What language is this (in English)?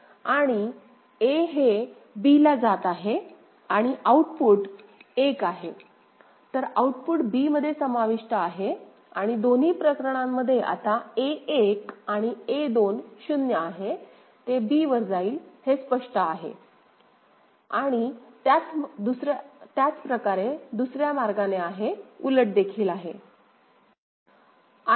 Marathi